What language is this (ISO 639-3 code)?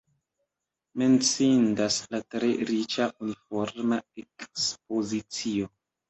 epo